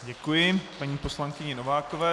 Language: Czech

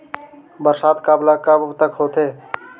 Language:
Chhattisgarhi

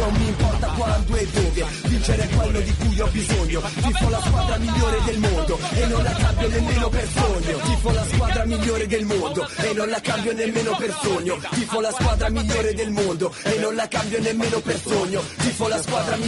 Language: Persian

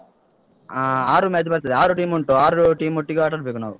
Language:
Kannada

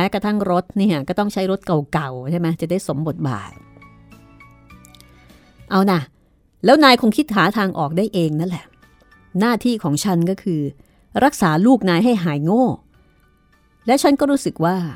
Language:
Thai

